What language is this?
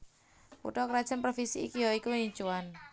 Javanese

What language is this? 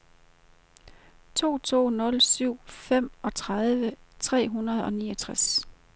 Danish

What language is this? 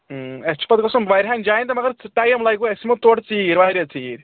Kashmiri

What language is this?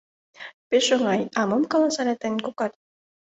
Mari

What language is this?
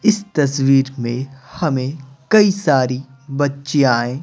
Hindi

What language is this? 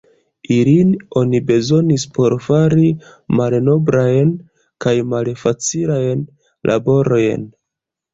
Esperanto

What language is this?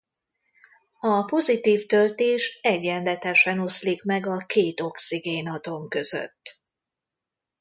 Hungarian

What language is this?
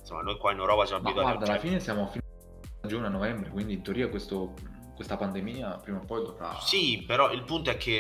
Italian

